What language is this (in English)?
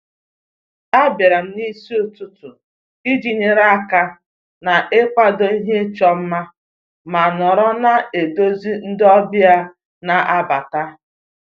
Igbo